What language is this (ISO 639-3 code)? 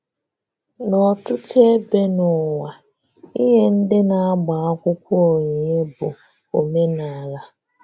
ibo